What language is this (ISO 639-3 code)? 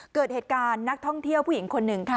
tha